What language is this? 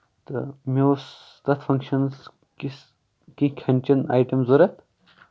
Kashmiri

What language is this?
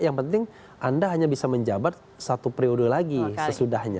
Indonesian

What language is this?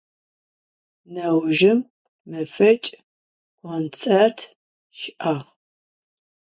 Adyghe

